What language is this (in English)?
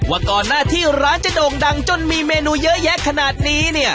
Thai